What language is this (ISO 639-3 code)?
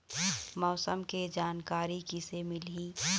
hne